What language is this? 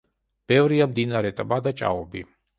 Georgian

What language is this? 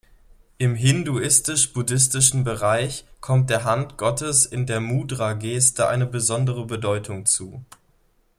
German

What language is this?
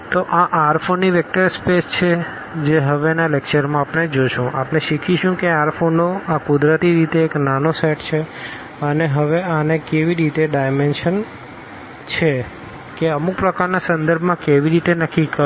Gujarati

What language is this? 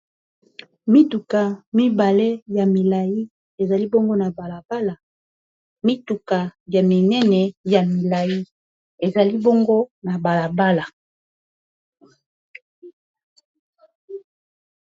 Lingala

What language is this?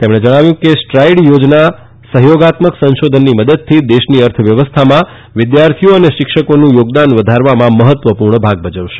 Gujarati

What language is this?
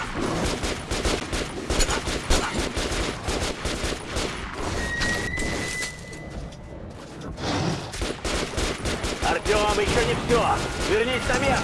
Russian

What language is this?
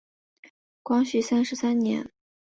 Chinese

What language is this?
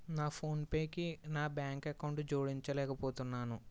Telugu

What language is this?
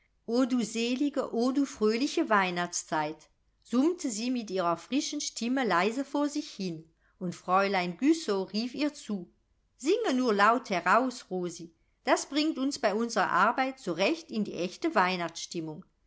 German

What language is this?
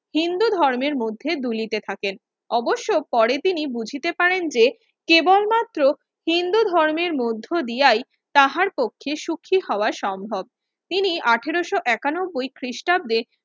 Bangla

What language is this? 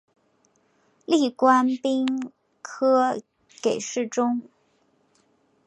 Chinese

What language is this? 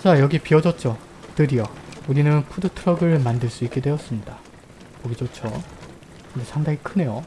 Korean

